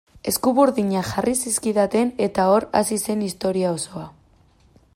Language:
Basque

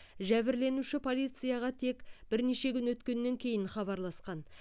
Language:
Kazakh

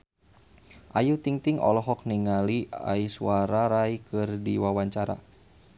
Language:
Sundanese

